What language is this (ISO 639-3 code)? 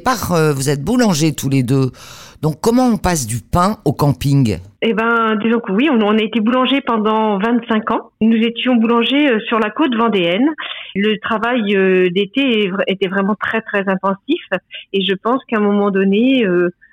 fra